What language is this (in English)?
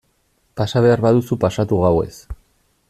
Basque